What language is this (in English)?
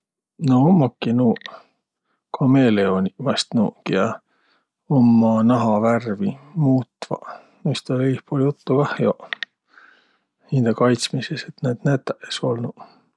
Võro